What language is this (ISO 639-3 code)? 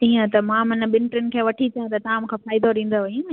snd